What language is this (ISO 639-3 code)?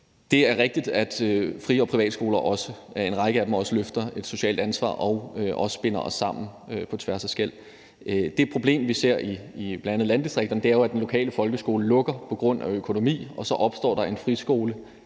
dan